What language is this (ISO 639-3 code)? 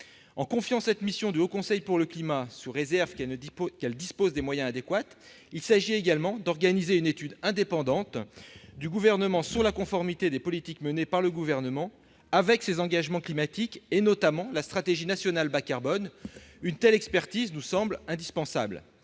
fra